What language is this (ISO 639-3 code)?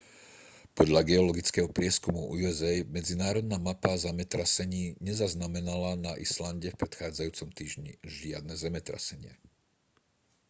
slk